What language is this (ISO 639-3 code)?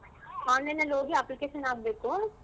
kan